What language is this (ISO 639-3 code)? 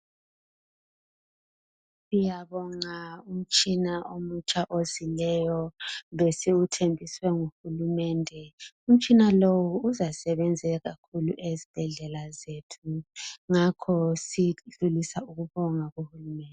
nde